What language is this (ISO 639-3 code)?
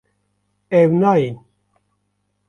kur